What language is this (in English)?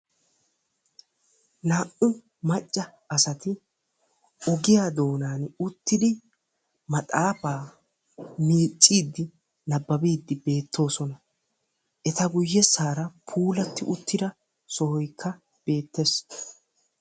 Wolaytta